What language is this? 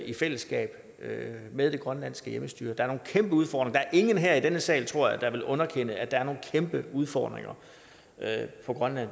Danish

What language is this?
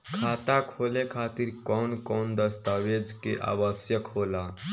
Bhojpuri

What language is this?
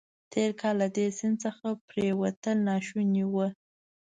Pashto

